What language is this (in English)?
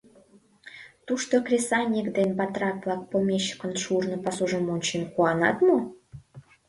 Mari